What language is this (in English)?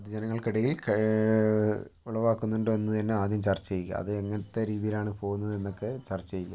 Malayalam